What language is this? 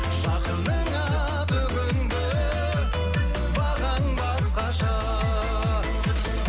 Kazakh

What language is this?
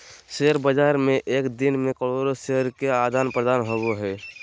Magahi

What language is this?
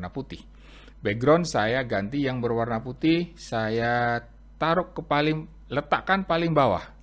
Indonesian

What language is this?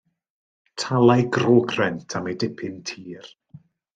Welsh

